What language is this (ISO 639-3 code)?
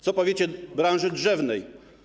pol